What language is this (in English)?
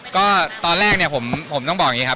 Thai